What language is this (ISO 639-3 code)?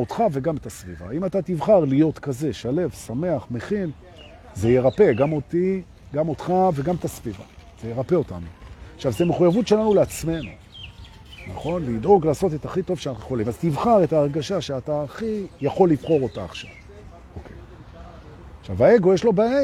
heb